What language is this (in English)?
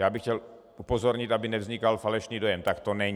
Czech